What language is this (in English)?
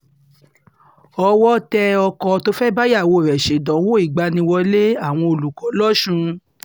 Yoruba